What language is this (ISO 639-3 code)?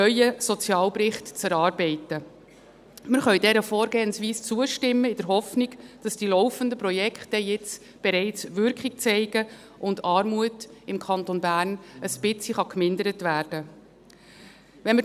gsw